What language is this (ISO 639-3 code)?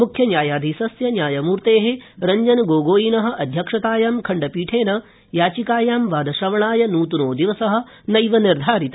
san